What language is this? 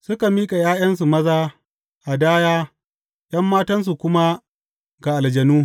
Hausa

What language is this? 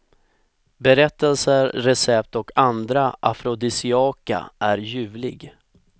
Swedish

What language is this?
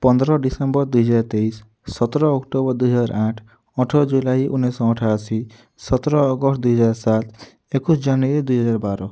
Odia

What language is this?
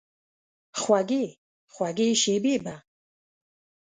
Pashto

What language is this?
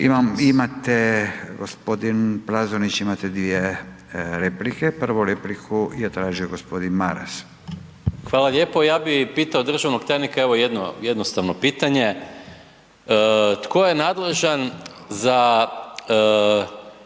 Croatian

